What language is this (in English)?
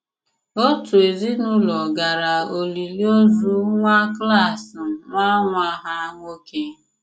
Igbo